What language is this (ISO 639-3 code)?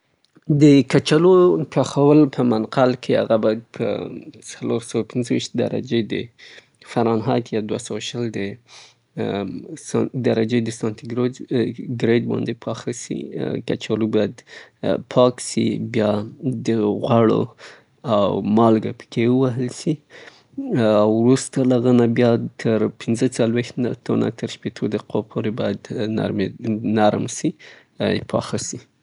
pbt